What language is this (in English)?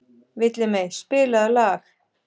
Icelandic